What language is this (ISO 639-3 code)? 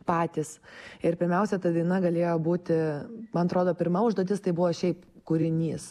lit